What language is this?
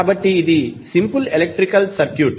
Telugu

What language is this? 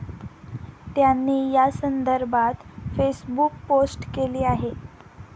Marathi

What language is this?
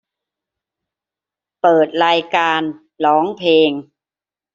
Thai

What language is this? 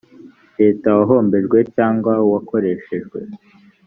Kinyarwanda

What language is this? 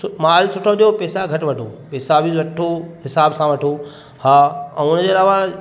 Sindhi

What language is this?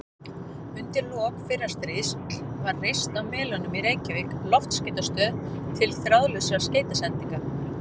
Icelandic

